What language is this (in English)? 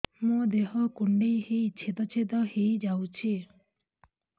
Odia